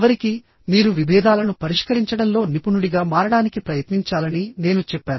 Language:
Telugu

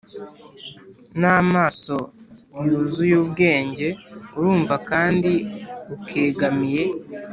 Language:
Kinyarwanda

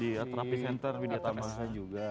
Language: Indonesian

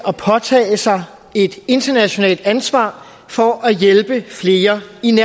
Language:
Danish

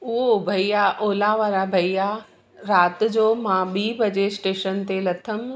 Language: Sindhi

